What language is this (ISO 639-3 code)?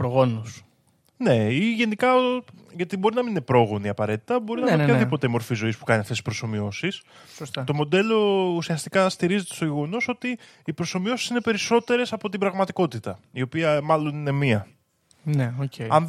ell